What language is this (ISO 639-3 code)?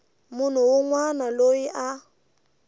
tso